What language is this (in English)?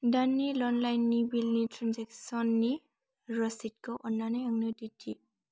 Bodo